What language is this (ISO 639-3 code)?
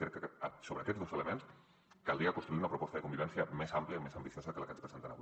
cat